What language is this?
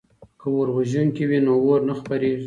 Pashto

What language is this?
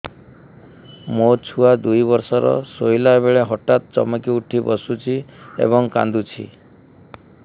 Odia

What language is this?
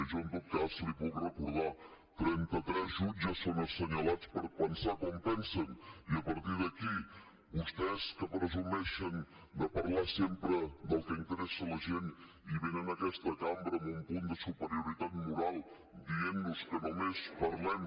Catalan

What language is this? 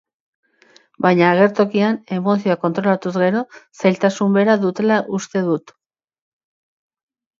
Basque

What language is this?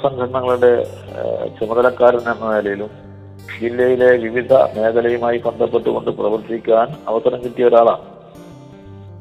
Malayalam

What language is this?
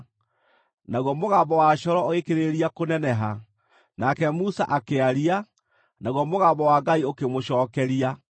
Kikuyu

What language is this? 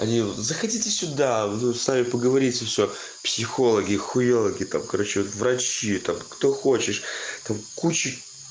Russian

